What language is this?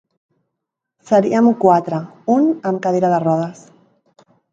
Catalan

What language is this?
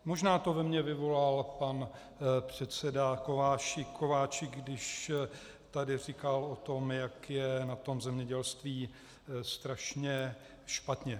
Czech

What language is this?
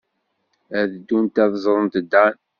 Kabyle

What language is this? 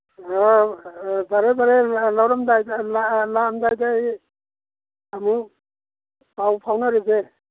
Manipuri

